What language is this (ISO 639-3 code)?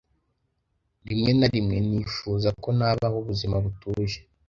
kin